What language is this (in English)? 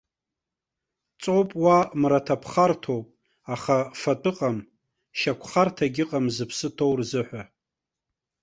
Abkhazian